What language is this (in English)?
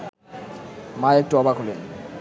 Bangla